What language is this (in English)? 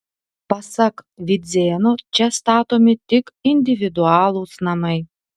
Lithuanian